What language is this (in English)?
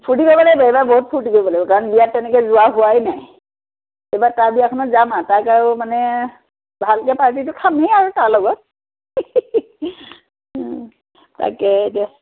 Assamese